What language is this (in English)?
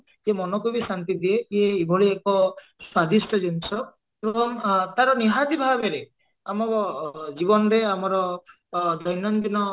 Odia